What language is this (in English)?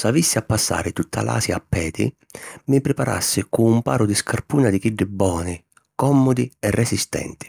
Sicilian